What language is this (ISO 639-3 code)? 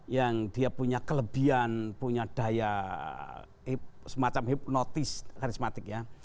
ind